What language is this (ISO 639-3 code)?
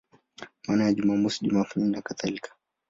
swa